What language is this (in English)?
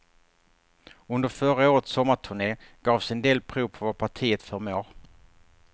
Swedish